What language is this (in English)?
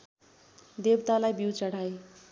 Nepali